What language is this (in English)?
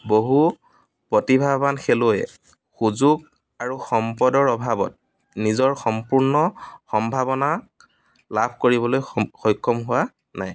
Assamese